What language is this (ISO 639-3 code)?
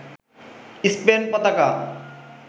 ben